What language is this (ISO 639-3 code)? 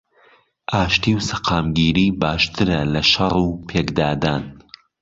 ckb